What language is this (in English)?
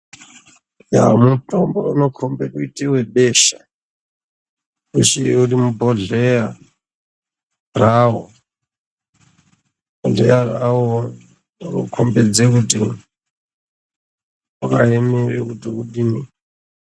Ndau